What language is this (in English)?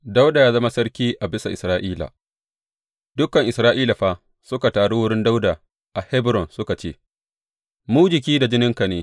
Hausa